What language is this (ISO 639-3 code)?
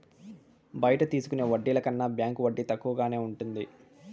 tel